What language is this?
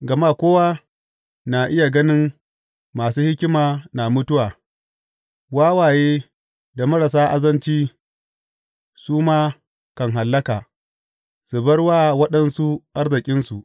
Hausa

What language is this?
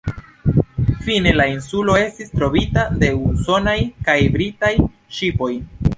Esperanto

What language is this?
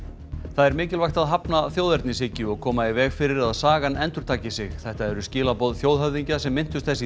Icelandic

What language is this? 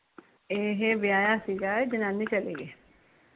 Punjabi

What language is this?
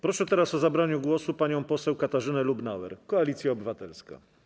Polish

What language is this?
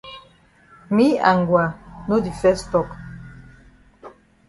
Cameroon Pidgin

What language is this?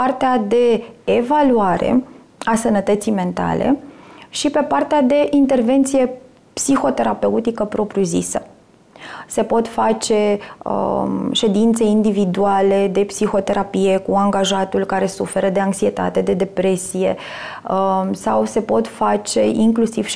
Romanian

